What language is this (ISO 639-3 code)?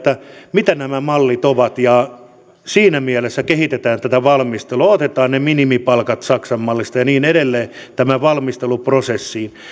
fin